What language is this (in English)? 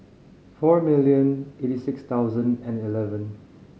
English